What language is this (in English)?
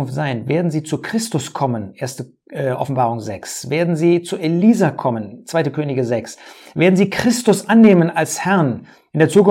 German